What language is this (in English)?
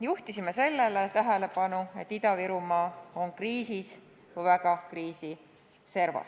Estonian